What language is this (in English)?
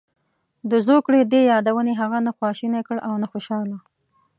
Pashto